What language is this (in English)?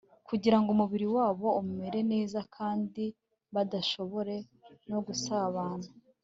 Kinyarwanda